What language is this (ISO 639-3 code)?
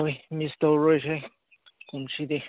mni